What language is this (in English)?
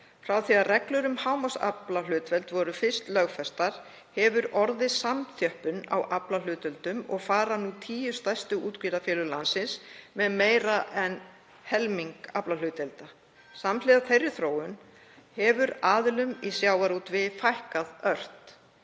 Icelandic